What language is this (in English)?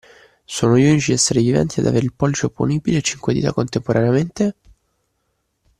Italian